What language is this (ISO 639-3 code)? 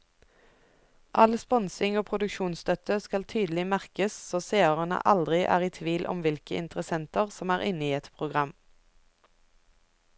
nor